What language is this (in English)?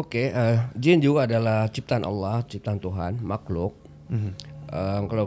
Malay